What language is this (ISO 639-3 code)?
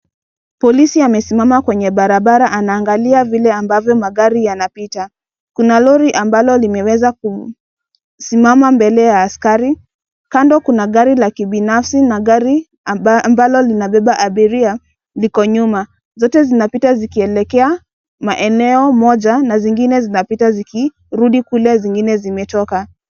swa